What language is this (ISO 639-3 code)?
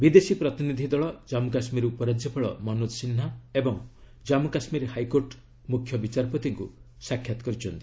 ori